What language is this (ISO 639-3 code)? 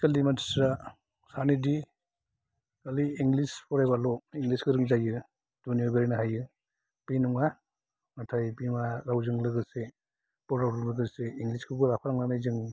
brx